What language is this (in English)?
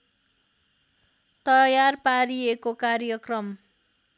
Nepali